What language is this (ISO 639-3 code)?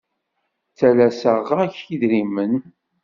kab